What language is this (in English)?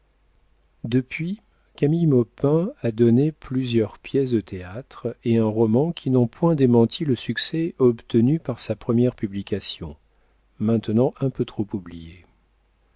French